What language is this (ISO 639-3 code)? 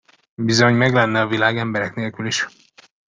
hun